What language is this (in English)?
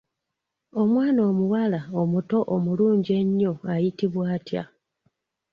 Ganda